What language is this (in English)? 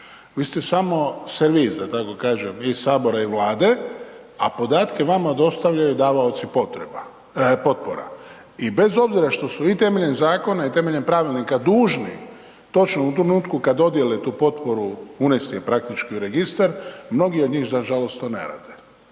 Croatian